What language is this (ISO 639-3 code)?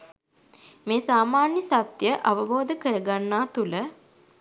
sin